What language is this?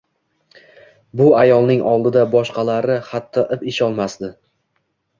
Uzbek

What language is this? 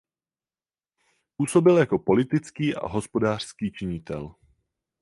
Czech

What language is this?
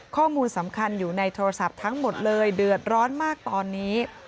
Thai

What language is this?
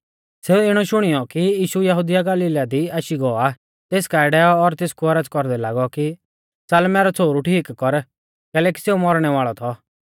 Mahasu Pahari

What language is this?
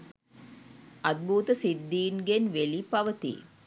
Sinhala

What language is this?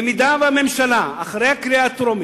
Hebrew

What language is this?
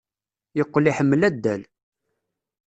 Kabyle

